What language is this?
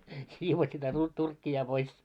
Finnish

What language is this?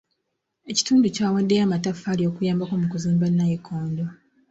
Ganda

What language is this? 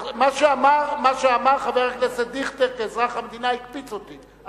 Hebrew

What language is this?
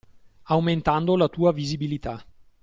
Italian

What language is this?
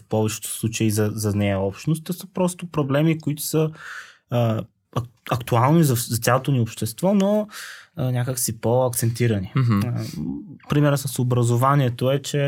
Bulgarian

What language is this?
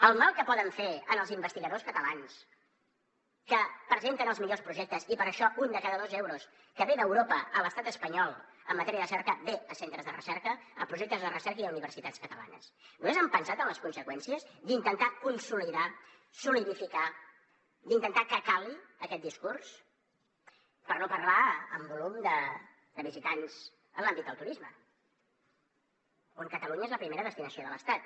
Catalan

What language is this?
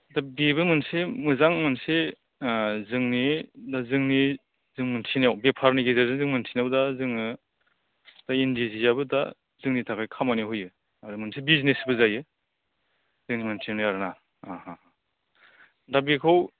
Bodo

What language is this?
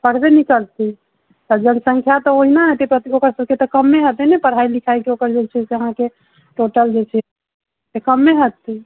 Maithili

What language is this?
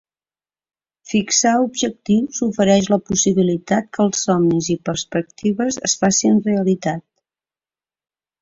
Catalan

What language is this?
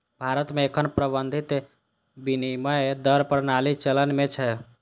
Maithili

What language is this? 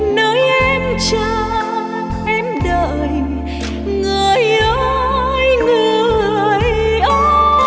Vietnamese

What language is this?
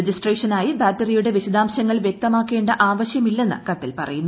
Malayalam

